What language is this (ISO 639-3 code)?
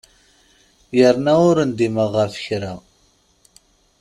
kab